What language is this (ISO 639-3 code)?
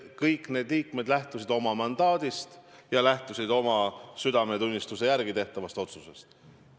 est